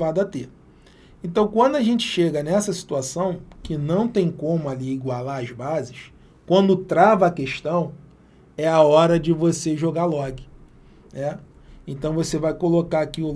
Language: Portuguese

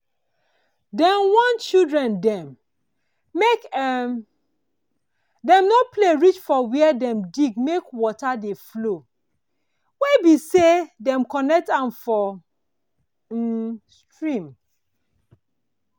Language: Nigerian Pidgin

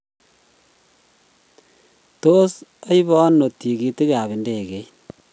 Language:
Kalenjin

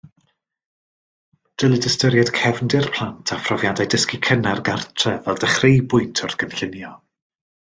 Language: Welsh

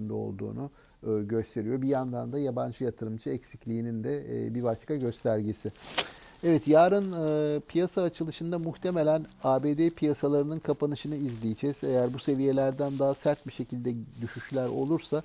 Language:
Turkish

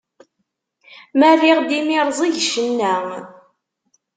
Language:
Kabyle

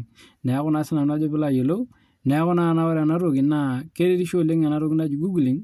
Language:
Masai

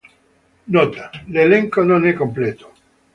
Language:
Italian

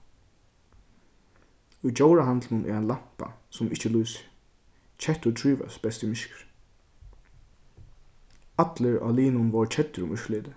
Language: Faroese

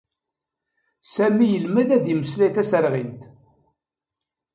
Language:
Kabyle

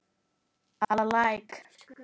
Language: Icelandic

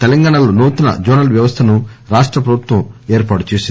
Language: Telugu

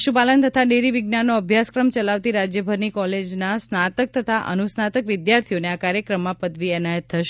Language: Gujarati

